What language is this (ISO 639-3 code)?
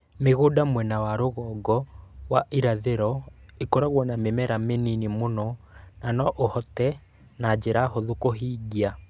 kik